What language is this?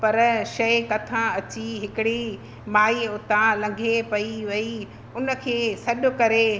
Sindhi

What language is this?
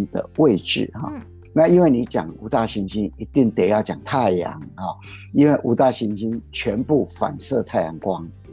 Chinese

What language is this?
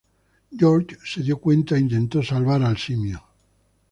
Spanish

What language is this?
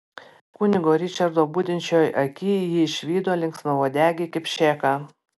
Lithuanian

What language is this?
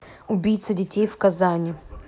Russian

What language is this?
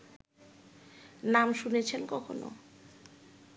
Bangla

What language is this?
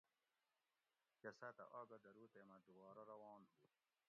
Gawri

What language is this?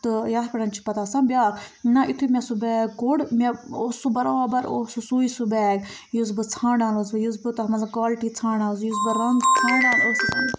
Kashmiri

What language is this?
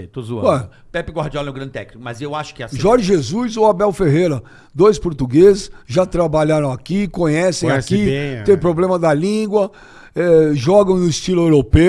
Portuguese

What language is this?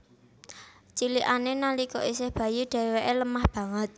Javanese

